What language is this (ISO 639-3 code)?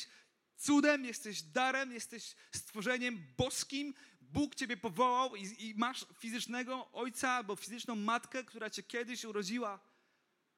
pol